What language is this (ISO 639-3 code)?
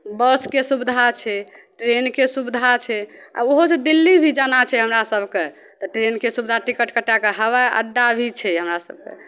mai